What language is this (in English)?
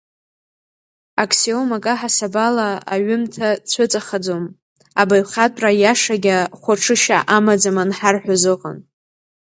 Abkhazian